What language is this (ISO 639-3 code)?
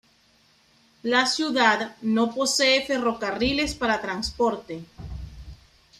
spa